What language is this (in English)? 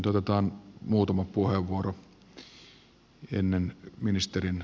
Finnish